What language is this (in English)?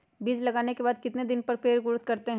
Magahi